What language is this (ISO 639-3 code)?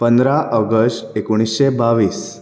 kok